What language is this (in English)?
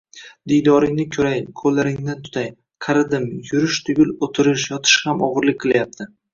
Uzbek